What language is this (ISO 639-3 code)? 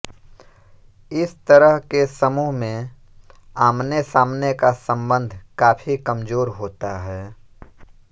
hin